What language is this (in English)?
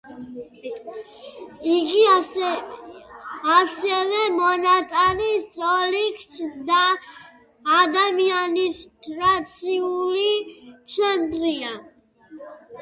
Georgian